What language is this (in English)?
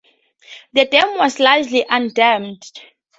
English